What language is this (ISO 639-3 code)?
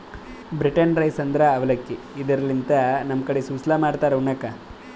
kan